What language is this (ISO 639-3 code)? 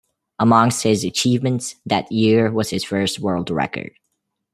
eng